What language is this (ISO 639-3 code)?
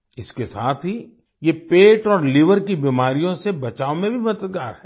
hin